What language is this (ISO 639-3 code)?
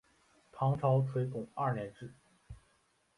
zho